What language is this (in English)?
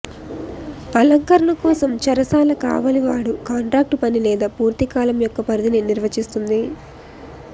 Telugu